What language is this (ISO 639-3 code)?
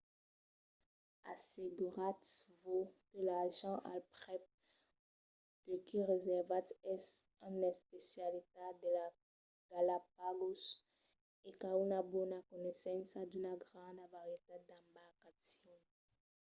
oci